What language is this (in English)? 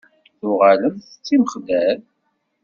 Kabyle